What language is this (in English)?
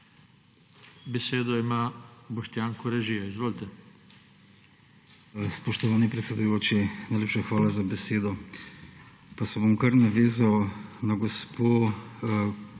Slovenian